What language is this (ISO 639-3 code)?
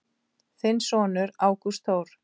isl